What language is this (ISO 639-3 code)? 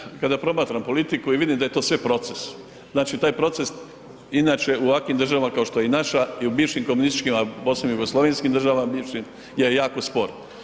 hrv